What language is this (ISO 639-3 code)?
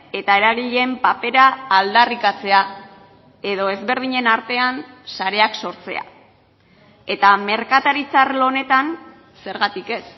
eus